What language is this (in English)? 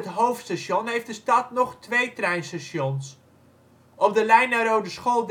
Dutch